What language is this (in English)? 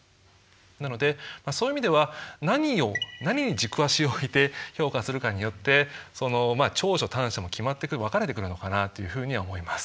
Japanese